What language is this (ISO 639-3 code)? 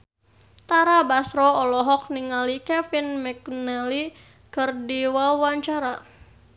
sun